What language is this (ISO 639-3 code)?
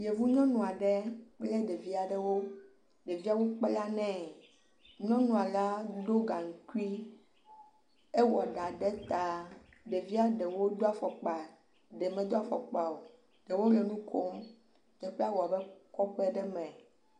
ewe